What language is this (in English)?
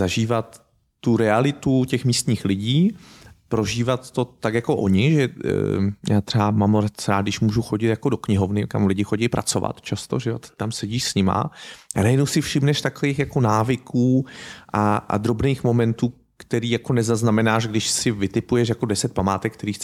Czech